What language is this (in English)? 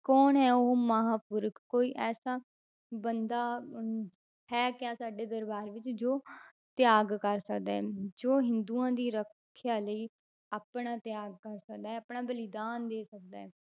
Punjabi